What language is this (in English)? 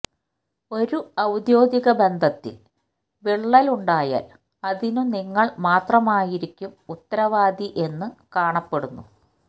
Malayalam